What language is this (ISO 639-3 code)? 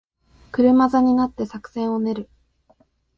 jpn